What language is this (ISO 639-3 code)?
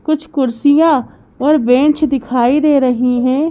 hin